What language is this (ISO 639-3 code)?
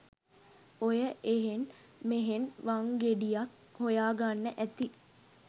sin